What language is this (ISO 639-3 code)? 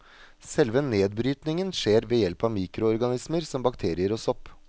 nor